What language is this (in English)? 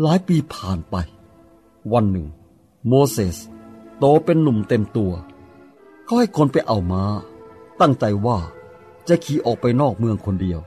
Thai